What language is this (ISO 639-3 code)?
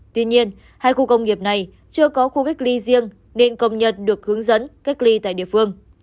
vie